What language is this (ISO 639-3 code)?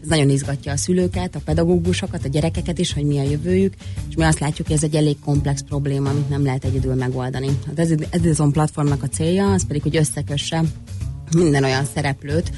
hun